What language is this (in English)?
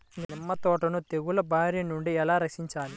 Telugu